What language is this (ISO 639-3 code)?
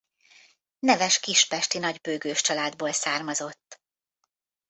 hun